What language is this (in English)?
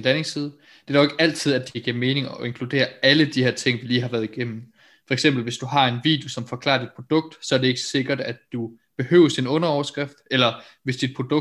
Danish